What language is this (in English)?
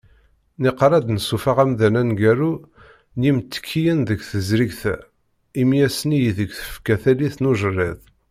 Kabyle